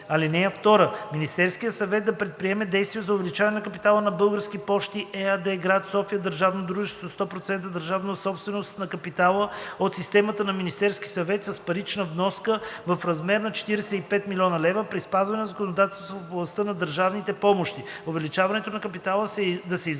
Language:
Bulgarian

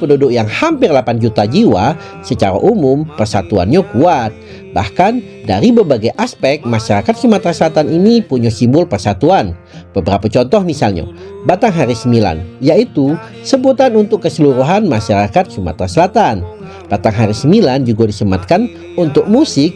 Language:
Indonesian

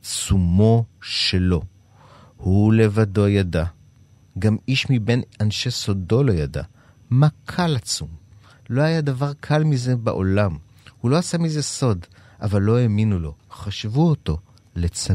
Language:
Hebrew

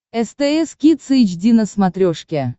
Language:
Russian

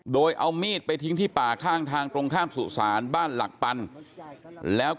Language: Thai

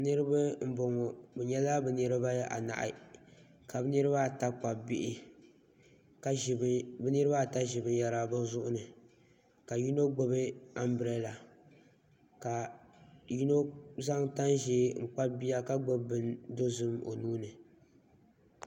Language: Dagbani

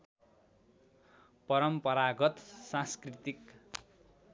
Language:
Nepali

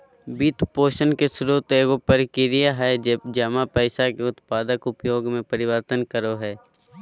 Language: Magahi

